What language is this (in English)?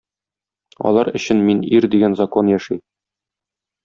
Tatar